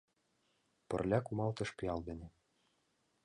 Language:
Mari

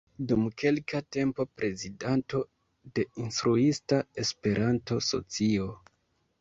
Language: Esperanto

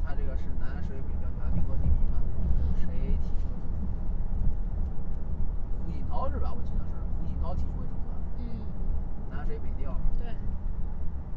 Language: Chinese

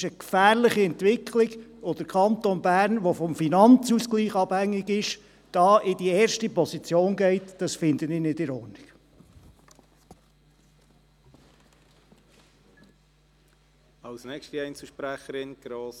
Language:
Swiss German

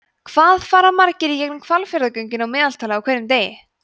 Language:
Icelandic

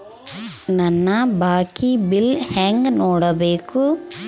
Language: Kannada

